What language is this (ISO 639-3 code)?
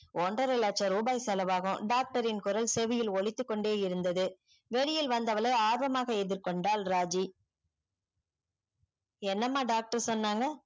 tam